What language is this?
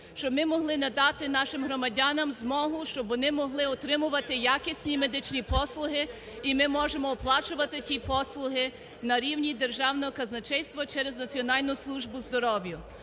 Ukrainian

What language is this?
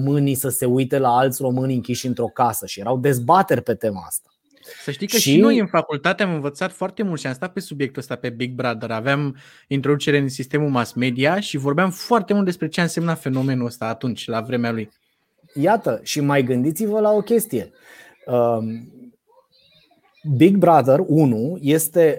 Romanian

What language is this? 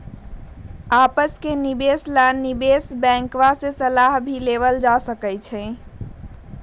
Magahi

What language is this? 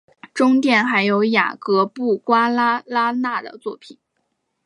Chinese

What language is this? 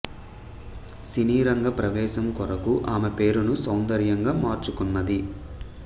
Telugu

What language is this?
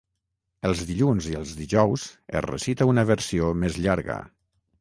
Catalan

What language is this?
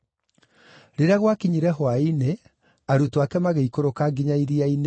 Kikuyu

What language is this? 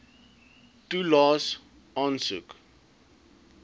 Afrikaans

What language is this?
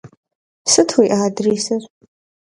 Kabardian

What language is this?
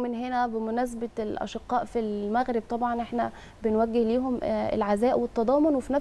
Arabic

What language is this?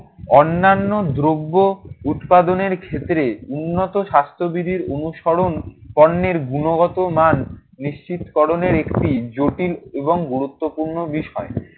Bangla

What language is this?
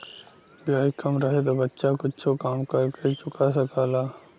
Bhojpuri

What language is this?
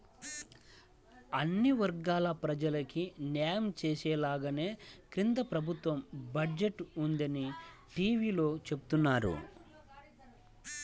Telugu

